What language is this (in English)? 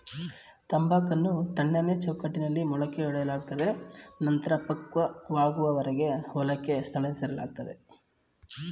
Kannada